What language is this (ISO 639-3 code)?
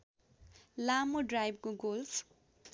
nep